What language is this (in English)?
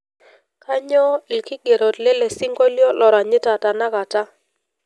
Masai